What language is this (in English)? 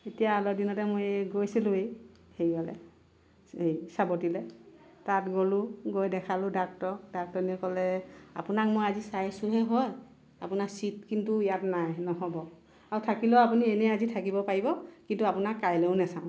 Assamese